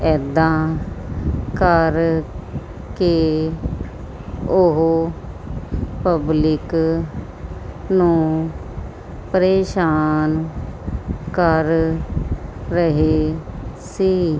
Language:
Punjabi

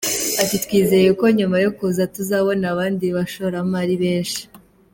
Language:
Kinyarwanda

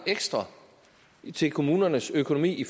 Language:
Danish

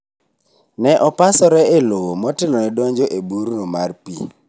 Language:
Luo (Kenya and Tanzania)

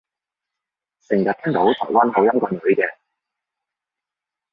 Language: Cantonese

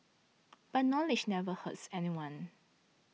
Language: English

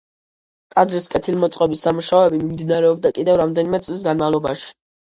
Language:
Georgian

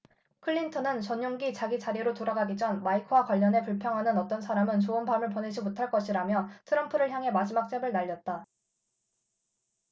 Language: Korean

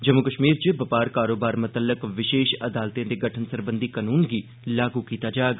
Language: Dogri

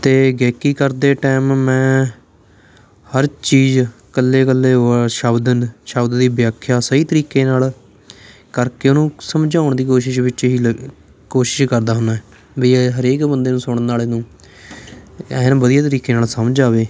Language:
Punjabi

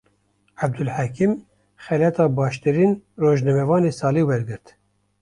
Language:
Kurdish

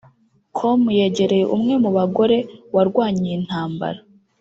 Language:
Kinyarwanda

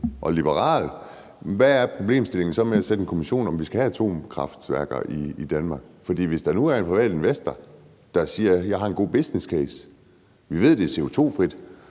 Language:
Danish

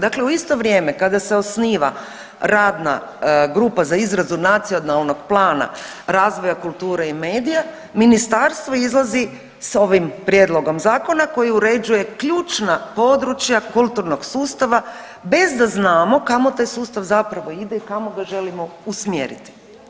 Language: Croatian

